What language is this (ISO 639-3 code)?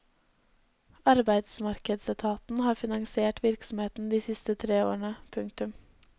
nor